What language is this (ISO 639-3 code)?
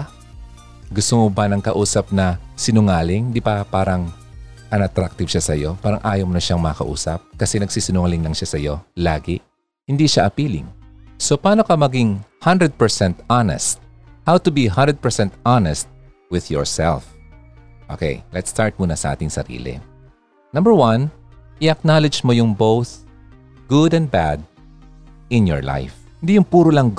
fil